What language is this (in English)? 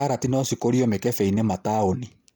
Kikuyu